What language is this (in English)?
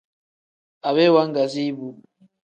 Tem